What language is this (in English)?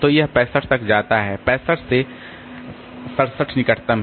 Hindi